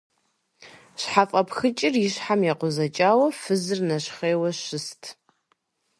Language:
Kabardian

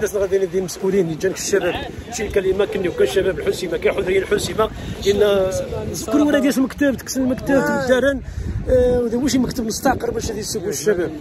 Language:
Arabic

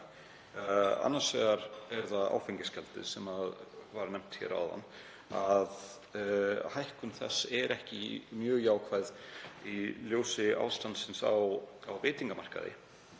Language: Icelandic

